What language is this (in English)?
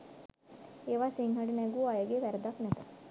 Sinhala